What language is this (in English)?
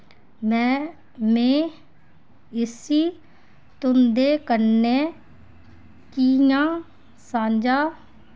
Dogri